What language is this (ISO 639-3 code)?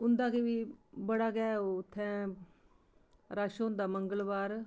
doi